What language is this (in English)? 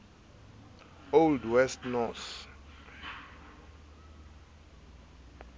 Southern Sotho